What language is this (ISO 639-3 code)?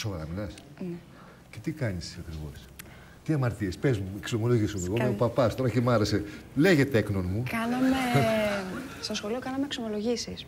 ell